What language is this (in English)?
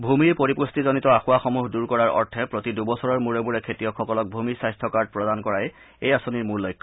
Assamese